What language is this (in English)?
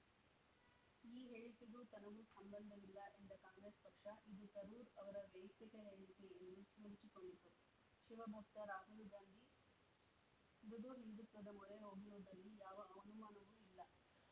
Kannada